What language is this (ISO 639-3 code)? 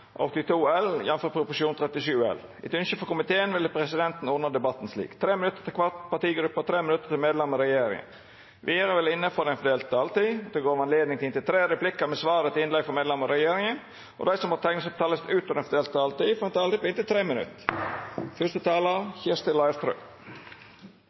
nno